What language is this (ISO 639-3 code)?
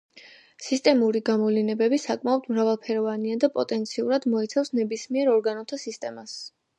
kat